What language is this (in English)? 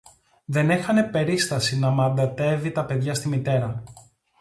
Greek